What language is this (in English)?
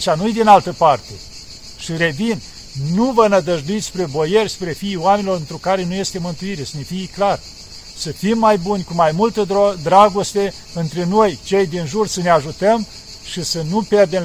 Romanian